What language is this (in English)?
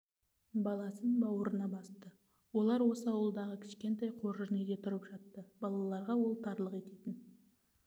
Kazakh